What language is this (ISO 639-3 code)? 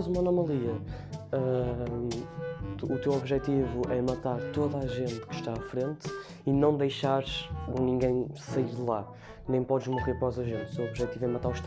por